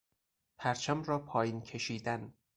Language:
Persian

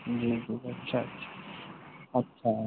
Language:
Urdu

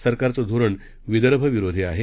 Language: Marathi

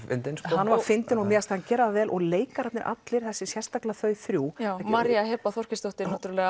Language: Icelandic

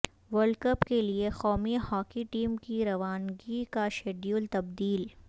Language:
Urdu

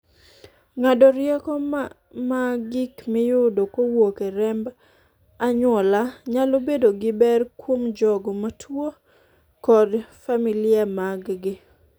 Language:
Luo (Kenya and Tanzania)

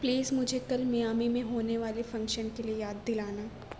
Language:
Urdu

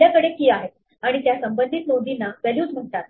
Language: Marathi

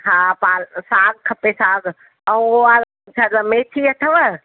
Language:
Sindhi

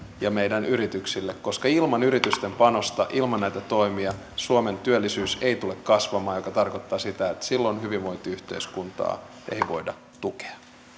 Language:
Finnish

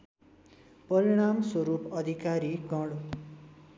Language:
Nepali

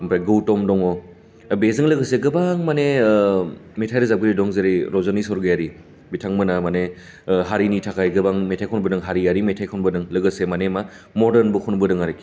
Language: Bodo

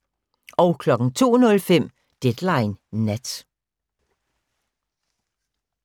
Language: Danish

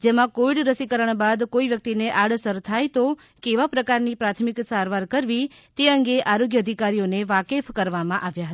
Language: Gujarati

